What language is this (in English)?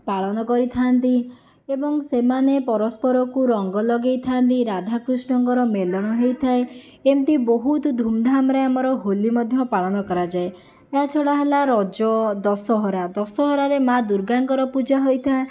Odia